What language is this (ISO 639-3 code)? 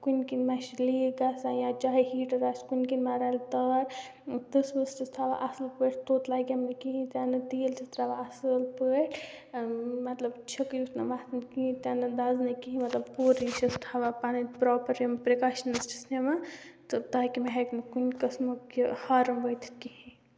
kas